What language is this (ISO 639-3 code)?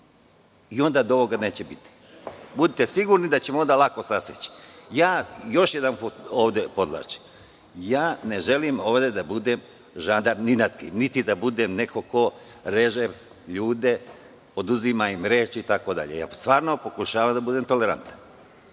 srp